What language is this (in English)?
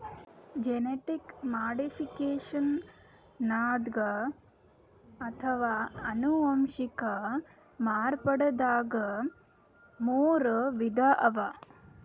Kannada